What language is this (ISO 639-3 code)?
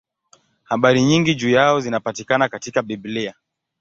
swa